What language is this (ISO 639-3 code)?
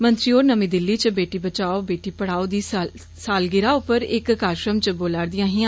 doi